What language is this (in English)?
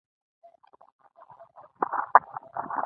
Pashto